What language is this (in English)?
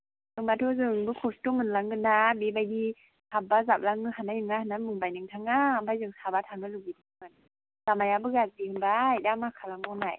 Bodo